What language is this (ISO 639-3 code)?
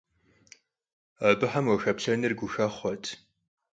kbd